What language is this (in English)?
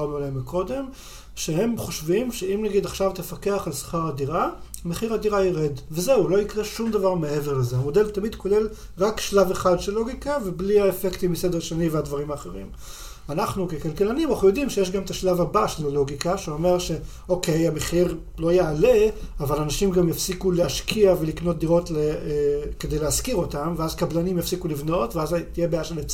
Hebrew